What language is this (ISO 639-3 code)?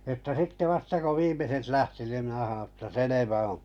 fin